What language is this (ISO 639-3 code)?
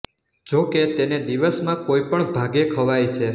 guj